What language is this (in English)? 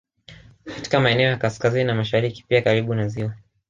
Swahili